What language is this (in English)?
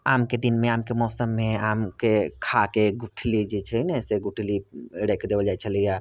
Maithili